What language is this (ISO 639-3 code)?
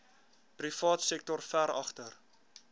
afr